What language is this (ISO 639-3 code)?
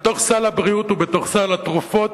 heb